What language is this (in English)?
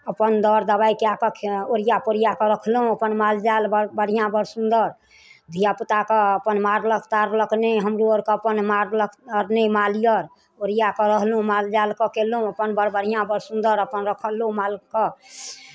Maithili